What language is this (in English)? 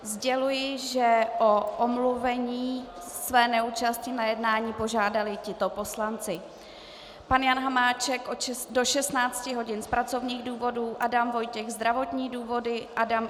Czech